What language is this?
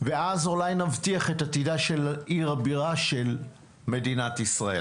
Hebrew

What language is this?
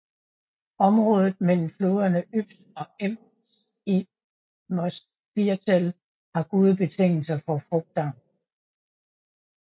Danish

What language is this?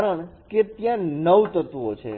Gujarati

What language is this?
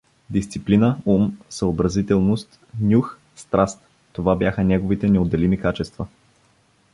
Bulgarian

